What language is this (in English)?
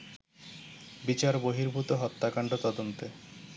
Bangla